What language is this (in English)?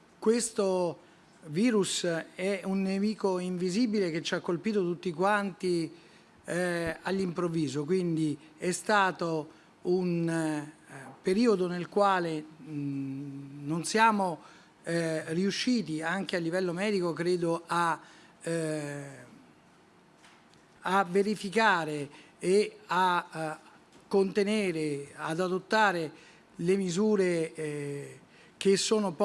Italian